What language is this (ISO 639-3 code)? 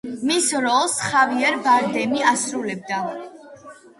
kat